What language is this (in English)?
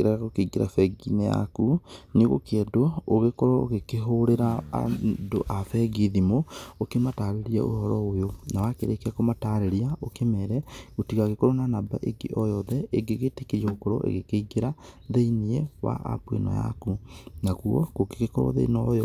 Kikuyu